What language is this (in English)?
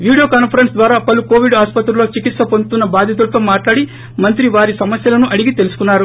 Telugu